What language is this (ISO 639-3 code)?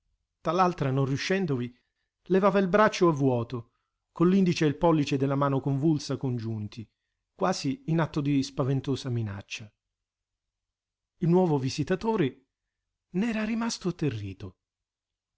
ita